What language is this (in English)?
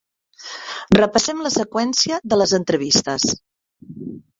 Catalan